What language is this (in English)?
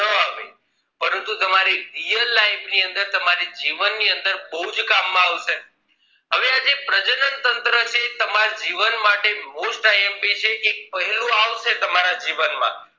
Gujarati